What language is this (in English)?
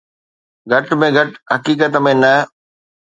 Sindhi